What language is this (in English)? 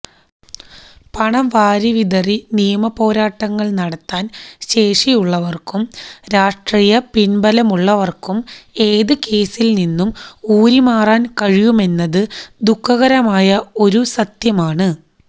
Malayalam